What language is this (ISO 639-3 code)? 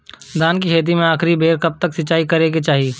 bho